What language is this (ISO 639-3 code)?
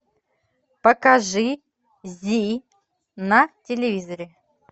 rus